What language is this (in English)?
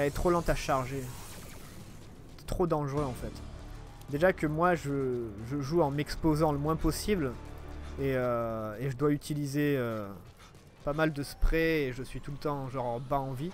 French